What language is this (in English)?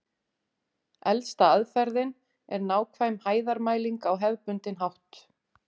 Icelandic